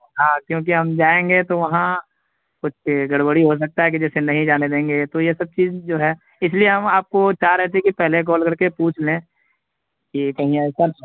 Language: Urdu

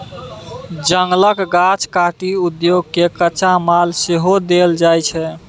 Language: Maithili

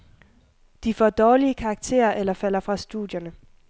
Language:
Danish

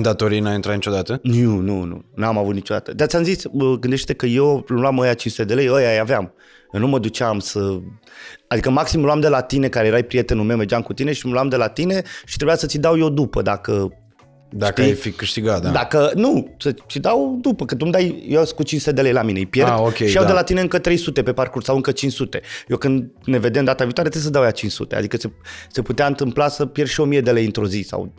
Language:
Romanian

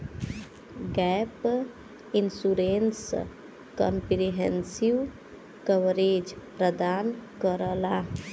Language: Bhojpuri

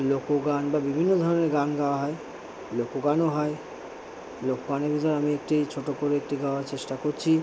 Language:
Bangla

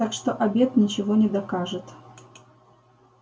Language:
Russian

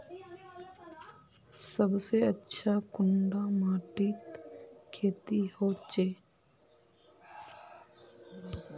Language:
Magahi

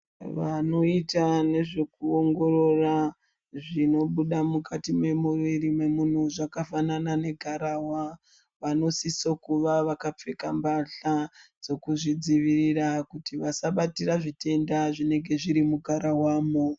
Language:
Ndau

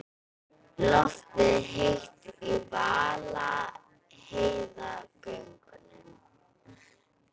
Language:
Icelandic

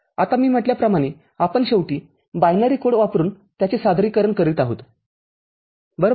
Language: Marathi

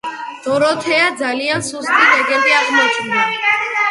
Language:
Georgian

